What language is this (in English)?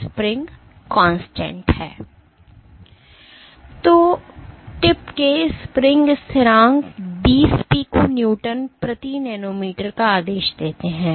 Hindi